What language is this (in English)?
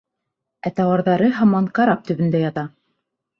Bashkir